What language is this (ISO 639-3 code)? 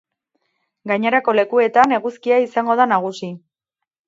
eus